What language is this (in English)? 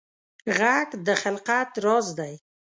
Pashto